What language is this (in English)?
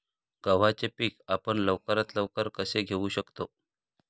Marathi